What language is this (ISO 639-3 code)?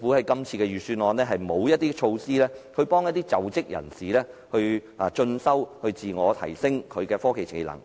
yue